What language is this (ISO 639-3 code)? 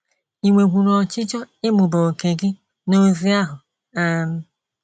ibo